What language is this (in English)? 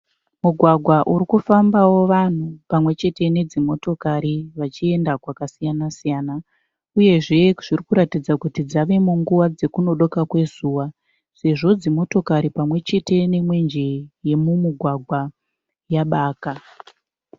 Shona